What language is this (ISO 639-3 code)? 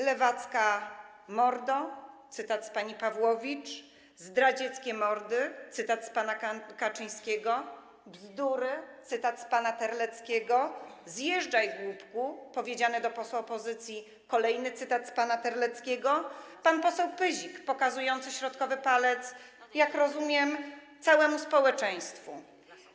pol